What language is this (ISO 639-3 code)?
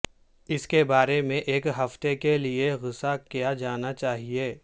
urd